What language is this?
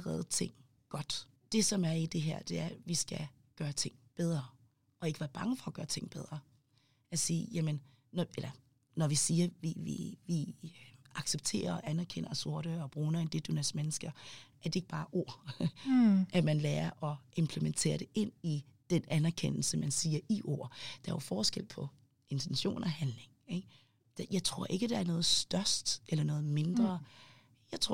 Danish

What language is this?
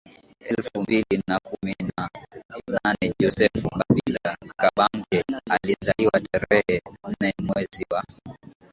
Swahili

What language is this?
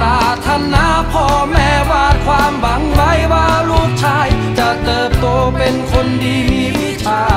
Thai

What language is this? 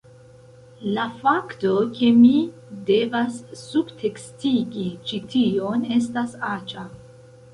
Esperanto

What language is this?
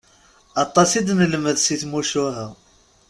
Kabyle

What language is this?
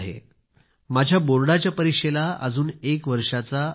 Marathi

